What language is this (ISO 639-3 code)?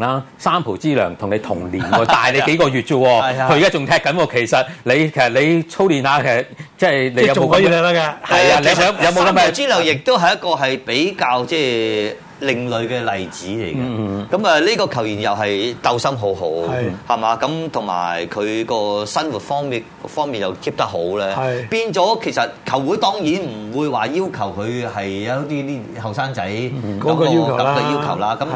zho